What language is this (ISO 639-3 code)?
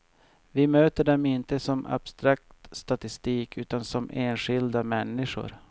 swe